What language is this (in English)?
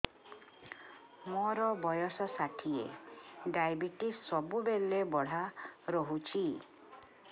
Odia